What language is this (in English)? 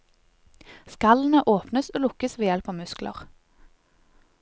Norwegian